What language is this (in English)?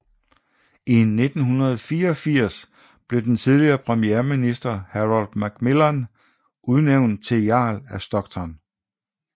Danish